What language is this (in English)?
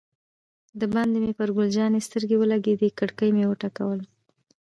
Pashto